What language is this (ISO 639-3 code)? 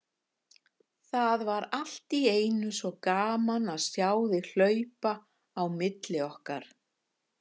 isl